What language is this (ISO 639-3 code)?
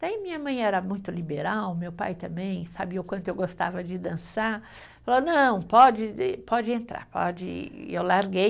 por